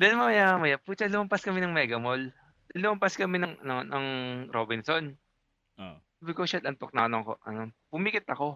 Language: Filipino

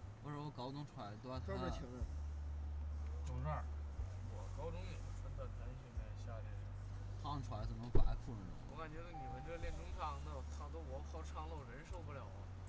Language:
Chinese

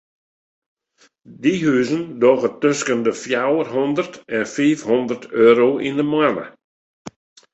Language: Western Frisian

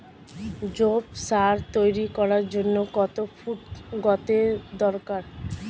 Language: Bangla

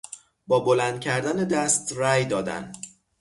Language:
Persian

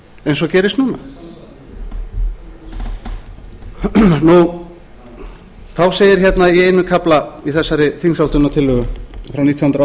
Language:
Icelandic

